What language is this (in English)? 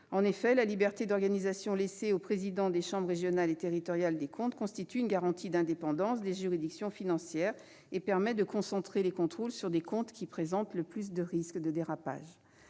French